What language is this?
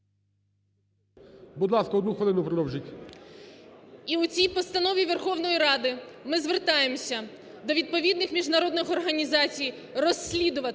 Ukrainian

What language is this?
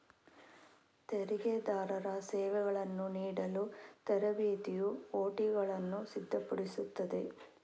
Kannada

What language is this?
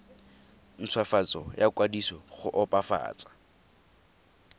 Tswana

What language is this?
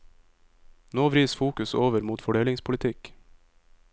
Norwegian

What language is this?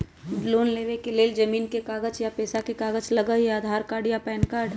Magahi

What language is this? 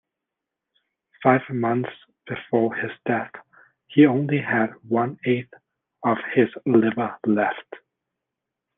English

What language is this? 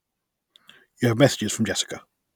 English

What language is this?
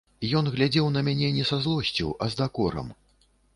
Belarusian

